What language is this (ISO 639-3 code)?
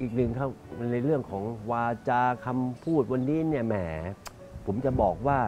tha